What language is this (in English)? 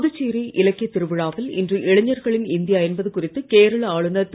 Tamil